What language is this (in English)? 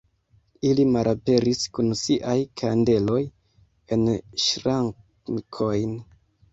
Esperanto